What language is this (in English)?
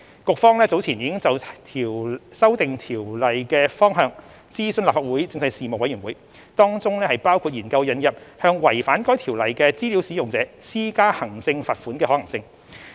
Cantonese